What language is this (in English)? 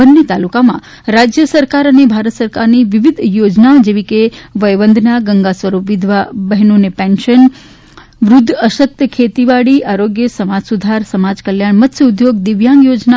Gujarati